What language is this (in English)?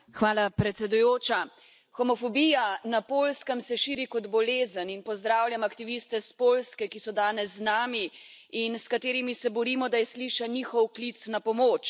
Slovenian